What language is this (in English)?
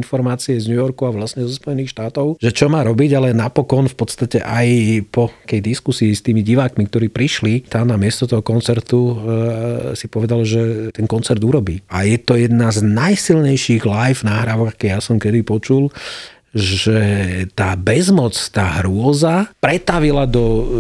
Slovak